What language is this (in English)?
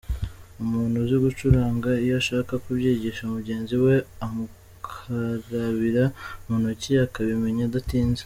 Kinyarwanda